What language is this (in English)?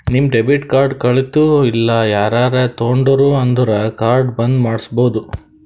Kannada